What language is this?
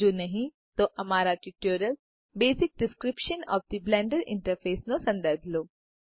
Gujarati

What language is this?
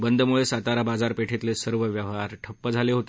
Marathi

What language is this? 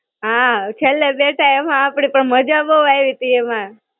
Gujarati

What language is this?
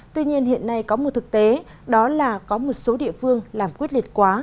Vietnamese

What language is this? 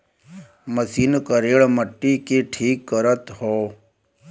Bhojpuri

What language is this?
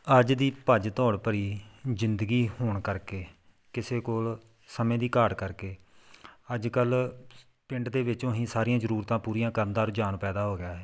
Punjabi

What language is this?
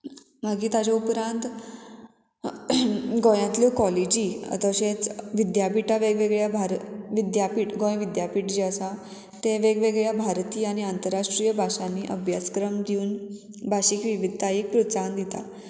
Konkani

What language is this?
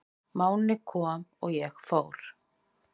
Icelandic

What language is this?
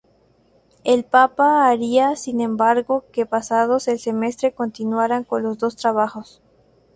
Spanish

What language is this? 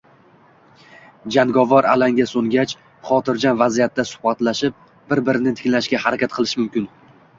Uzbek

